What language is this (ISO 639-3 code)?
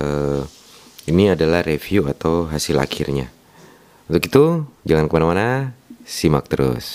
ind